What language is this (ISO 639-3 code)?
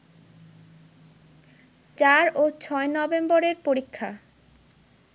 ben